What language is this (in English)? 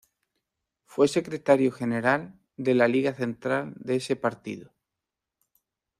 Spanish